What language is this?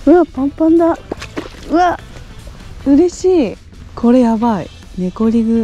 Japanese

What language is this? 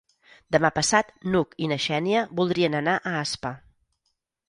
Catalan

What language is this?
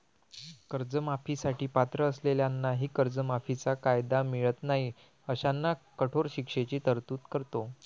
Marathi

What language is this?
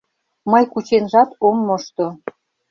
Mari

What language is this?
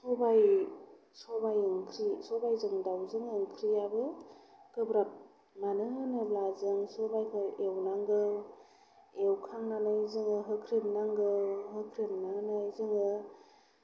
Bodo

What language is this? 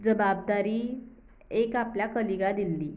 Konkani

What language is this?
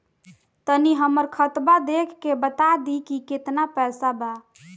Bhojpuri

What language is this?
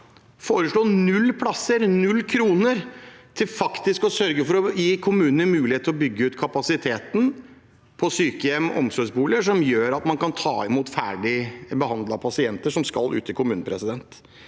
Norwegian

